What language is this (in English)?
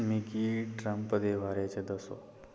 Dogri